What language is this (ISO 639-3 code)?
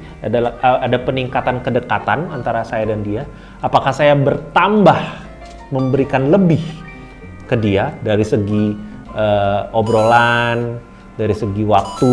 ind